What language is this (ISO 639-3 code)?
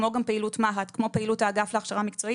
heb